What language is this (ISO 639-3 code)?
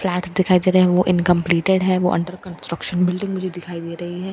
hin